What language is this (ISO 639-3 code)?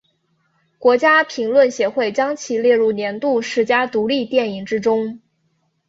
zho